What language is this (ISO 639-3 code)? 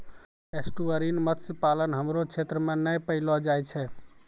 mai